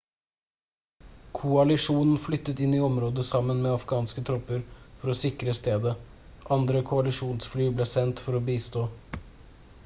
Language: Norwegian Bokmål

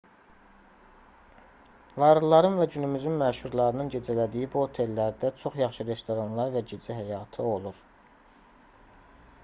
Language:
Azerbaijani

